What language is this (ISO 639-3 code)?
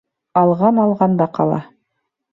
bak